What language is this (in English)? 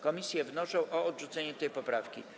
Polish